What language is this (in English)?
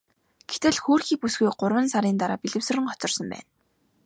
Mongolian